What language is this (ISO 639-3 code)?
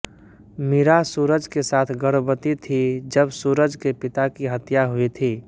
hin